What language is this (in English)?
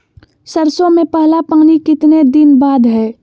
Magahi